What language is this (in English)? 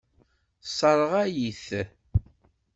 Kabyle